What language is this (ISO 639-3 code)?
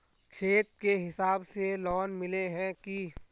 mag